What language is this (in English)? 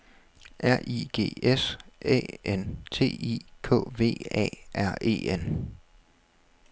Danish